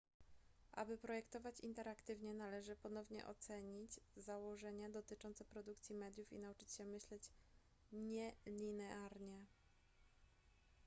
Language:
Polish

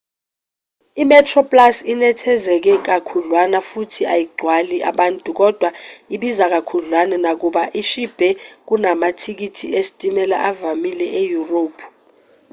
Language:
Zulu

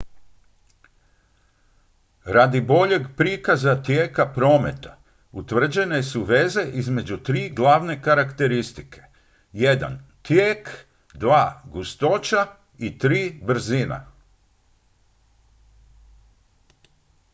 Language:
Croatian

